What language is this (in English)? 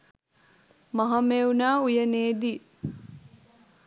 Sinhala